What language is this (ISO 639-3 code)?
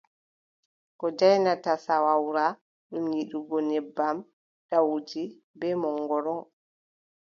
fub